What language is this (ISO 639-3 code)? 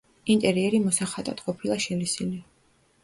kat